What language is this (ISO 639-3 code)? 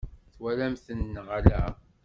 kab